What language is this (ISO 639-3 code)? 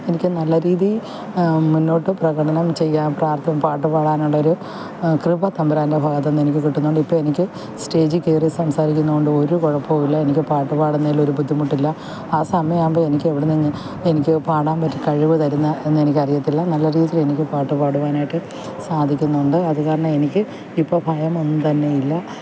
mal